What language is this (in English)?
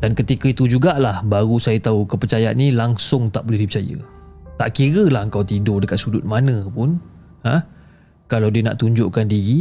Malay